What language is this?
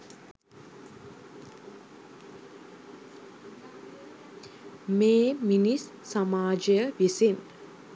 Sinhala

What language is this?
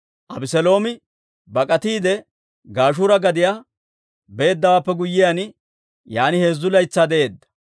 Dawro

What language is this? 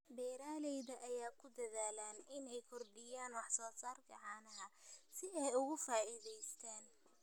Somali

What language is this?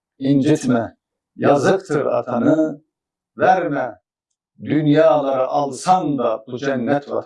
Turkish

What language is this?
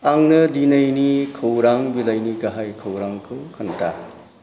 Bodo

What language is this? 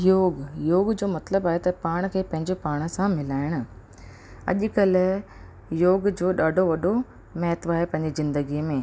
Sindhi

